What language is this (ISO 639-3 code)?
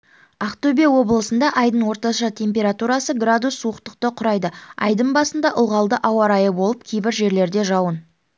kaz